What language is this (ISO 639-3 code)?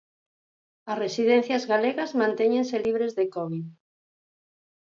glg